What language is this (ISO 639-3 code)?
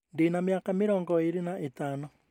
kik